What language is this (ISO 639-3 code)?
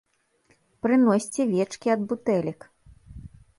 bel